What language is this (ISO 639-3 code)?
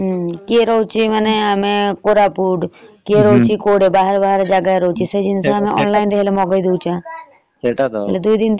ori